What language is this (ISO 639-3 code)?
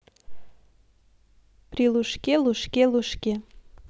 rus